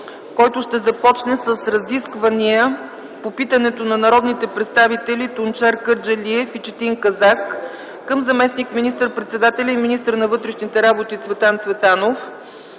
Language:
Bulgarian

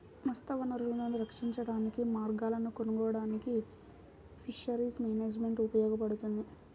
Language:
Telugu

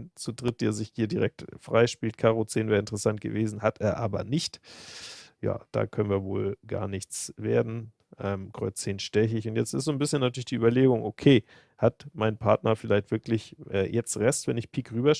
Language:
German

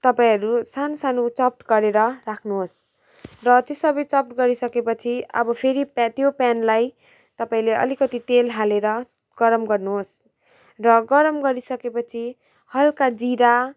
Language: Nepali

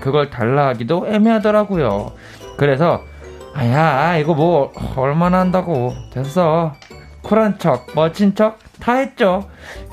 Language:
Korean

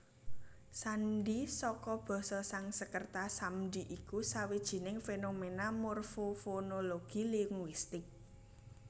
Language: Javanese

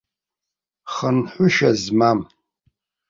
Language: Abkhazian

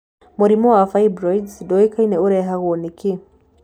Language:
Kikuyu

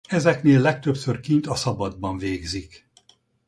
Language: Hungarian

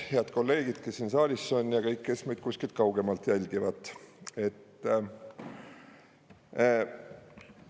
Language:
Estonian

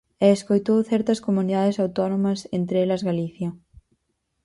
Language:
Galician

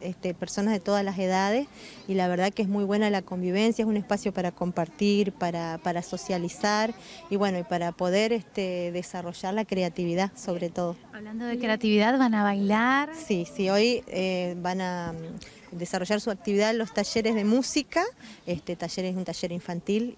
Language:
Spanish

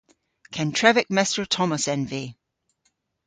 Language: Cornish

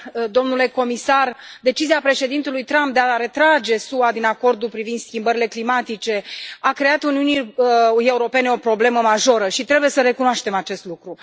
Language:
Romanian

